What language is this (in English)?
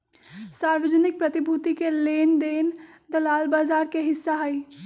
Magahi